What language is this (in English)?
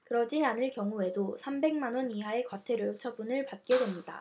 Korean